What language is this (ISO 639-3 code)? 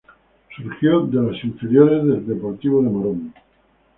spa